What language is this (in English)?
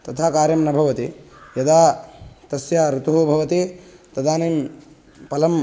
Sanskrit